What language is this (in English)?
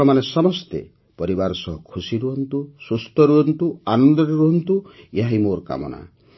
Odia